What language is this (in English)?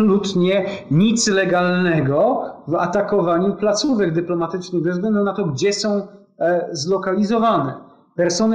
Polish